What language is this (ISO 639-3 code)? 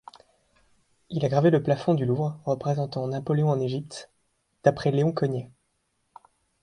fra